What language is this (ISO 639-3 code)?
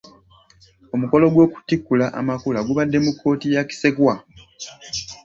lug